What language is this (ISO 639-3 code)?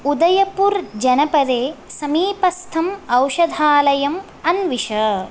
san